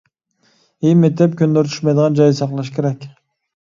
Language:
Uyghur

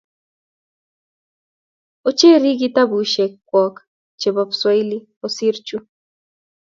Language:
Kalenjin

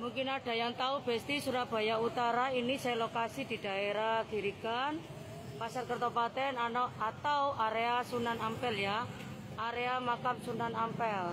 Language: Indonesian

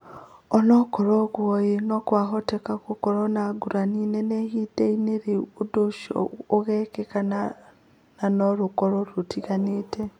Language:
Kikuyu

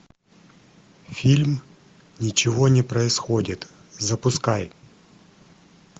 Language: Russian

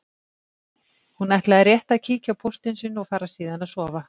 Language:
Icelandic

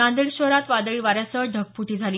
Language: Marathi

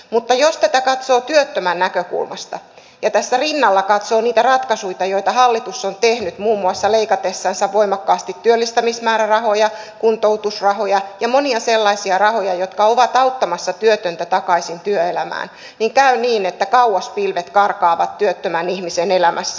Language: Finnish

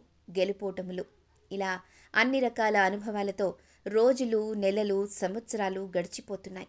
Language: Telugu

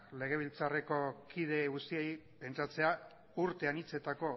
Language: Basque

